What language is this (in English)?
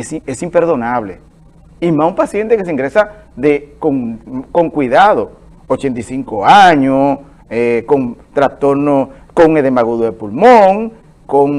Spanish